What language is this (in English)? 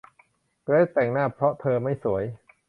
Thai